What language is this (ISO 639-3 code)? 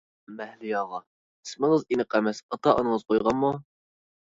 uig